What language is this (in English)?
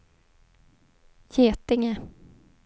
Swedish